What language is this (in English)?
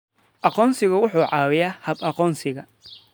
Somali